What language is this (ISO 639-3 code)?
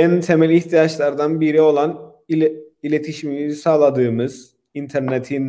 tur